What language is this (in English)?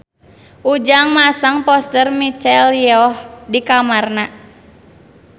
Sundanese